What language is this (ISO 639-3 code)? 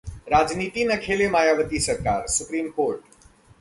hin